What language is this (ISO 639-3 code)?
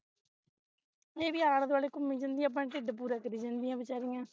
pan